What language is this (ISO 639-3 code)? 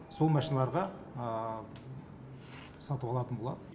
kaz